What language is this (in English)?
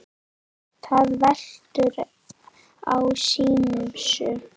Icelandic